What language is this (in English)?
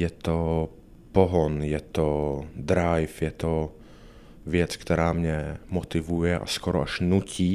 Czech